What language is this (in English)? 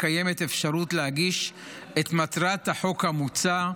Hebrew